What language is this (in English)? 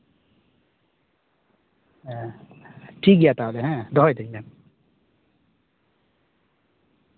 Santali